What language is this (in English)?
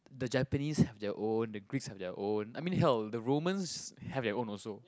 English